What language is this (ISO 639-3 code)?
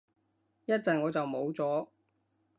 yue